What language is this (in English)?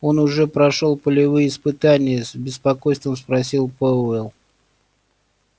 Russian